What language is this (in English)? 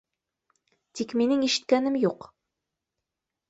Bashkir